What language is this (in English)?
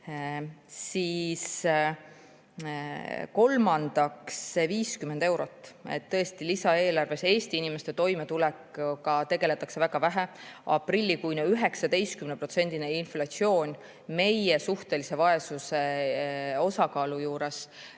Estonian